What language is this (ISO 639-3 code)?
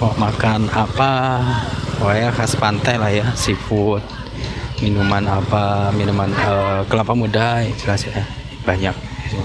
ind